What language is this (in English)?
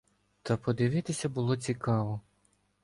Ukrainian